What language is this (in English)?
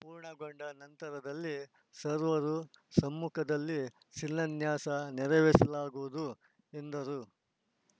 Kannada